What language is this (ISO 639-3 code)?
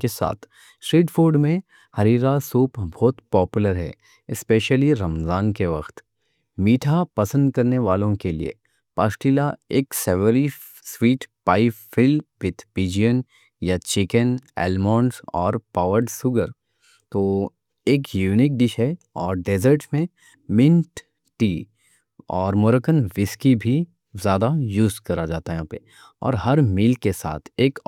dcc